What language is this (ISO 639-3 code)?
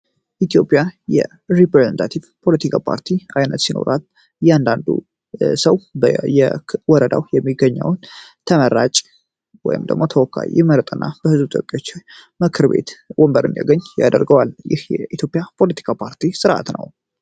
amh